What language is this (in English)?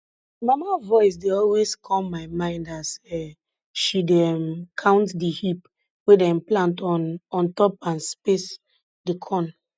Nigerian Pidgin